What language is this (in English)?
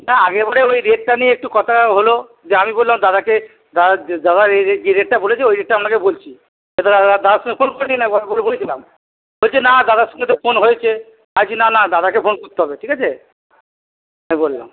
Bangla